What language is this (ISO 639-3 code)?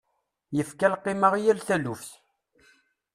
kab